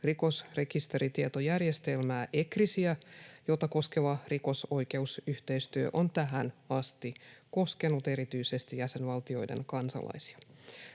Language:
Finnish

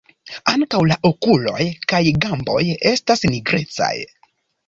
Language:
Esperanto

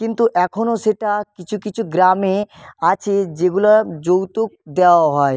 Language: Bangla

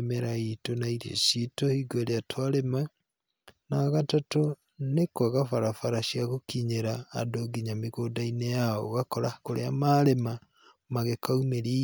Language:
Kikuyu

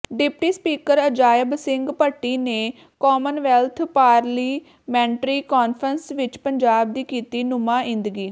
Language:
Punjabi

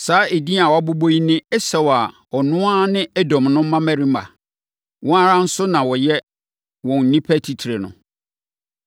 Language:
Akan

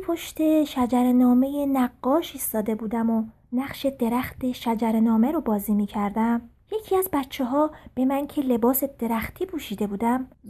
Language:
Persian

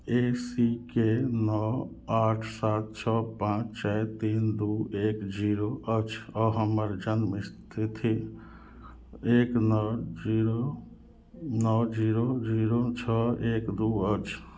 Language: Maithili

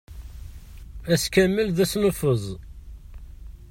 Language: Kabyle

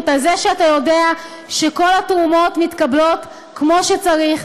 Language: Hebrew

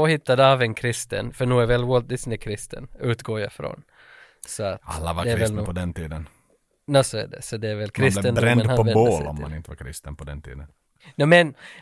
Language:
Swedish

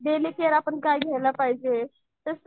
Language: Marathi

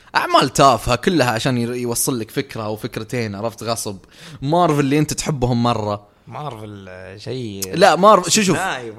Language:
Arabic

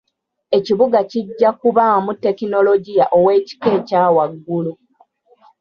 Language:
Ganda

